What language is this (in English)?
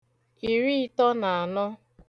Igbo